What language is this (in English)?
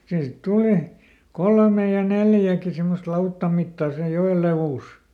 Finnish